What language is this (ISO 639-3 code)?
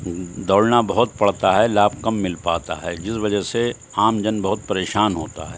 urd